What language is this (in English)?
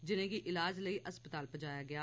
Dogri